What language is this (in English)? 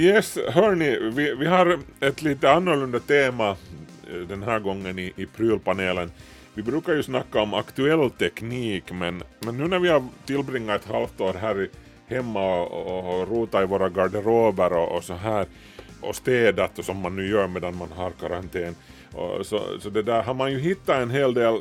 Swedish